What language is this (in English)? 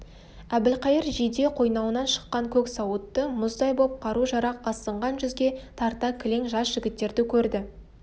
Kazakh